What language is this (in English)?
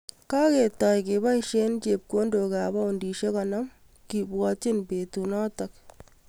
Kalenjin